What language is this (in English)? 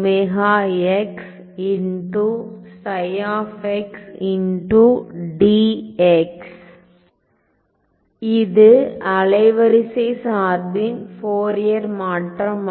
Tamil